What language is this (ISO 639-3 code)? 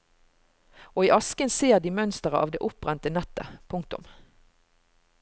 nor